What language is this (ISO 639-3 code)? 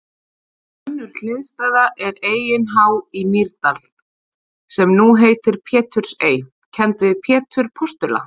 isl